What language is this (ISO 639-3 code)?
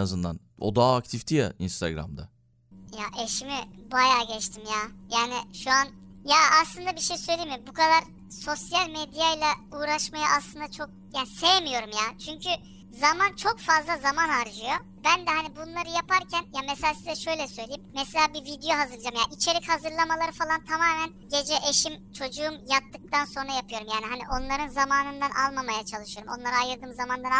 tur